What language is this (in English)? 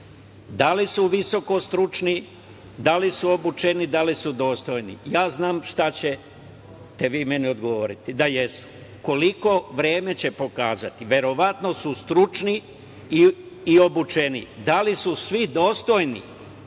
Serbian